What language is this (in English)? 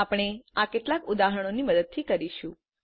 Gujarati